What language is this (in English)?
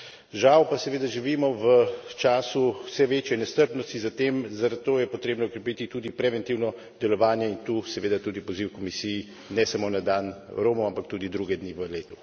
Slovenian